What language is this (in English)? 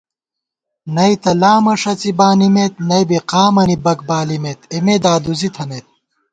Gawar-Bati